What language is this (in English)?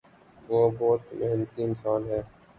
Urdu